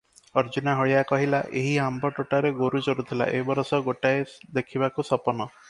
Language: Odia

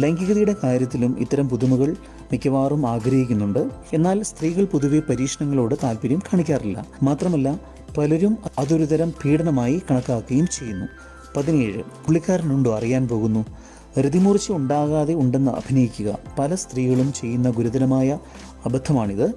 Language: Malayalam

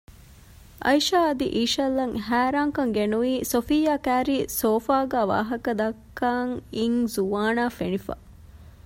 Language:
Divehi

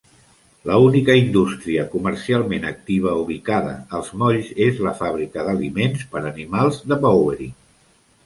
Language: Catalan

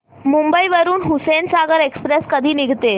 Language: Marathi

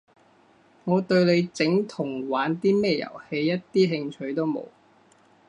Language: Cantonese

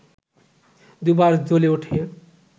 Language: Bangla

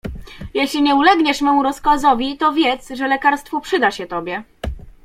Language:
Polish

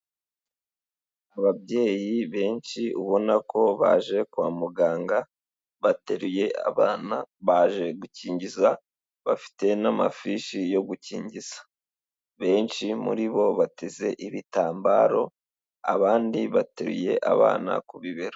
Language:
Kinyarwanda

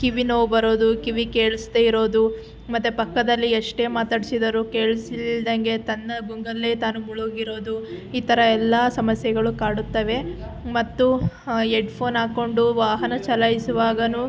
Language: Kannada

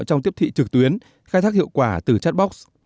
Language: Vietnamese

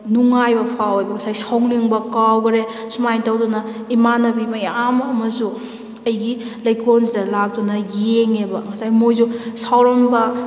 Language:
Manipuri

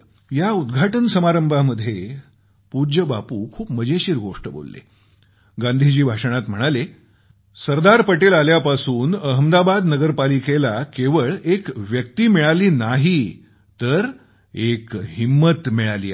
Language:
Marathi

